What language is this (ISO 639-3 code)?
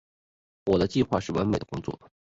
zho